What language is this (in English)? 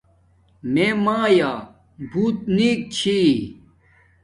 Domaaki